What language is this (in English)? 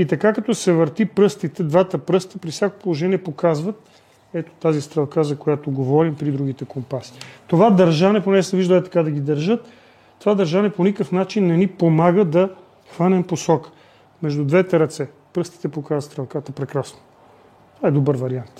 Bulgarian